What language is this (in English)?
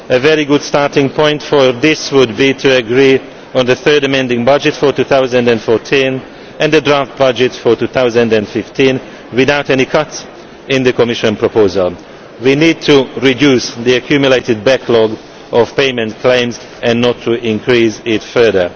English